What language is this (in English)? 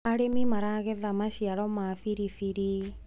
Kikuyu